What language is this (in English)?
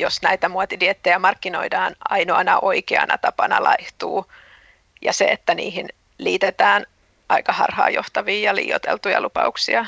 Finnish